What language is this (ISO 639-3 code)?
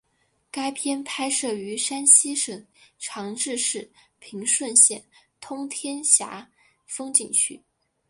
zho